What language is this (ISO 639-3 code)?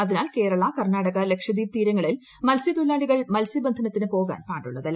mal